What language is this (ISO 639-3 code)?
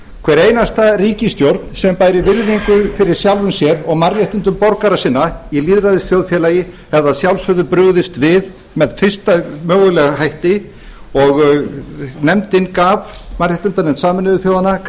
isl